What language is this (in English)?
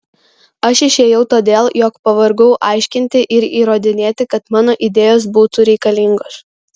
Lithuanian